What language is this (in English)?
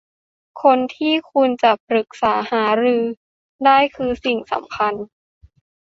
Thai